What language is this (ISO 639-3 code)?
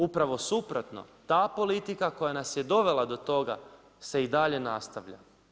hrv